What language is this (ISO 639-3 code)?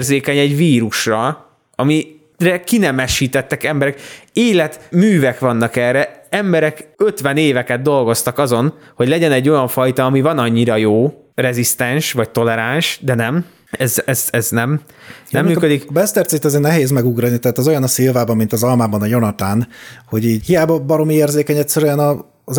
hun